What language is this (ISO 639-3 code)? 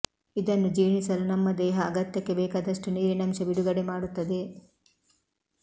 kan